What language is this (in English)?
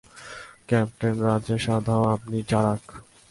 Bangla